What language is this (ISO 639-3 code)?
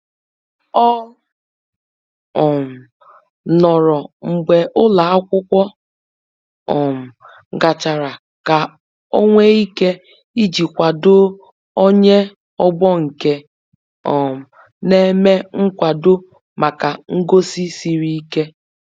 ibo